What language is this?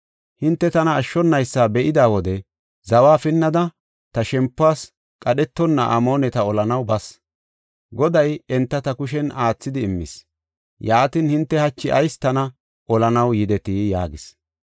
Gofa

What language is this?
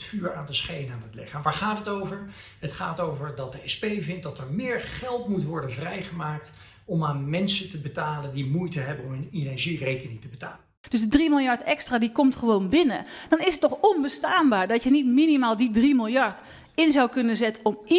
Dutch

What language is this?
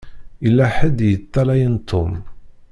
Kabyle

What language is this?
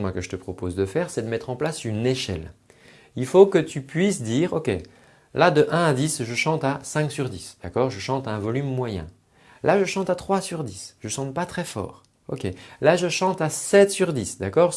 French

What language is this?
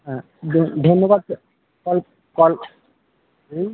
Bangla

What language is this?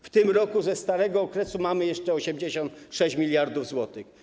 Polish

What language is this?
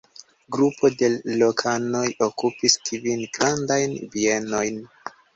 Esperanto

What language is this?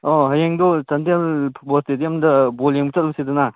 Manipuri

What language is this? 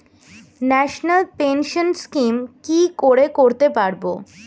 Bangla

